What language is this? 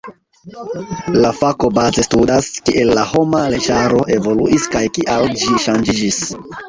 Esperanto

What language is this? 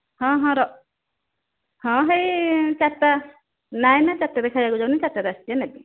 Odia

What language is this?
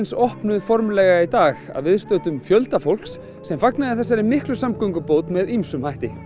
Icelandic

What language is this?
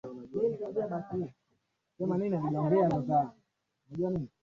Swahili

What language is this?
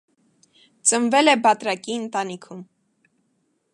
Armenian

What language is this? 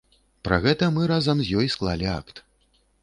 Belarusian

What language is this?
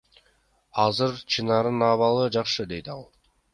Kyrgyz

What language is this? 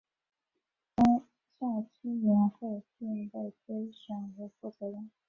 Chinese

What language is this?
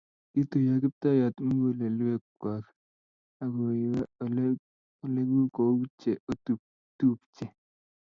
Kalenjin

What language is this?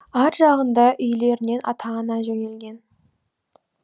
Kazakh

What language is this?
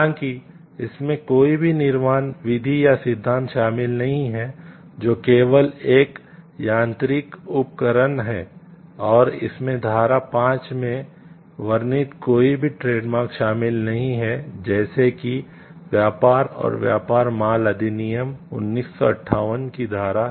Hindi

